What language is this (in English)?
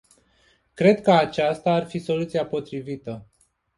Romanian